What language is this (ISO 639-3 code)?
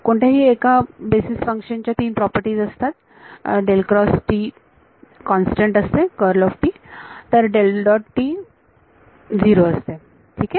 mar